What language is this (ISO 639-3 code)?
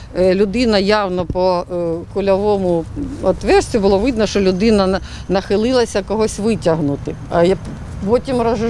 ukr